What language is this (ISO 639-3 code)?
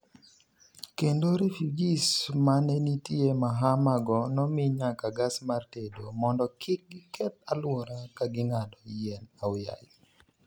luo